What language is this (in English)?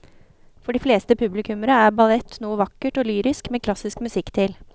Norwegian